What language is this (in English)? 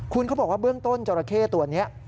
Thai